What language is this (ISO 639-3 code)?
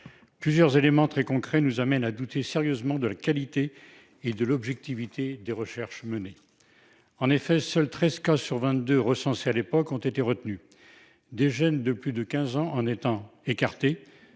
fra